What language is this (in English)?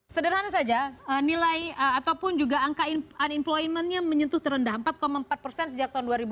Indonesian